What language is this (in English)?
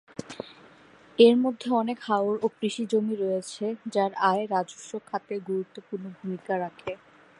Bangla